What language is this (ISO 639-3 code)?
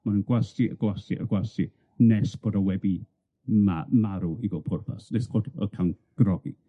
cym